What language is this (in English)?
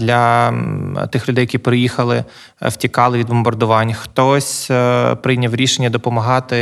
Ukrainian